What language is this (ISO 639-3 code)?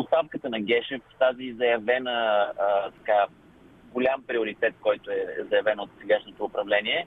bul